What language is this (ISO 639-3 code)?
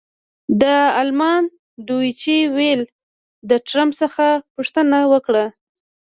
pus